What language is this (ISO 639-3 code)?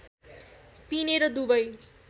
nep